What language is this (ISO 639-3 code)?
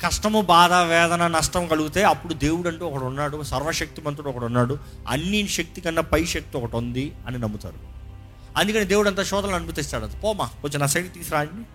tel